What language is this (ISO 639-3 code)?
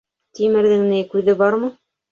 bak